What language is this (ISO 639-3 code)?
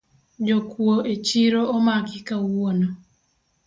luo